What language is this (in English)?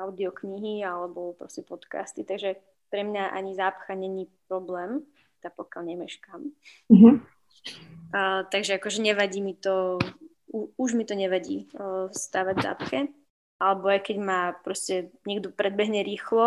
Slovak